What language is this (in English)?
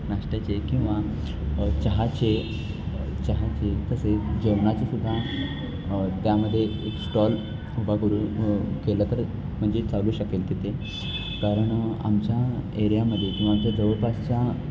Marathi